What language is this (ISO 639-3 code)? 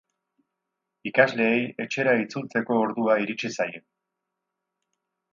eus